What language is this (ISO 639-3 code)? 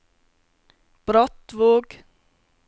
nor